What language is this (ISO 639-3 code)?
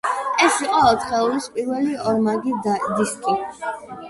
kat